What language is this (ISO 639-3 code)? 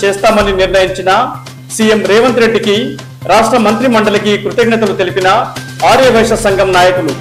tel